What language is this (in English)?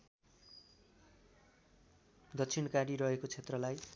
Nepali